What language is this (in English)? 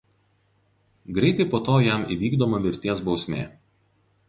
Lithuanian